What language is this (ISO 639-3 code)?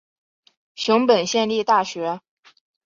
zho